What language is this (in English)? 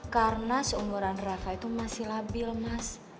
Indonesian